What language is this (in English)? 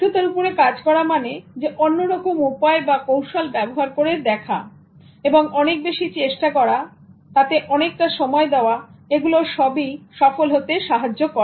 Bangla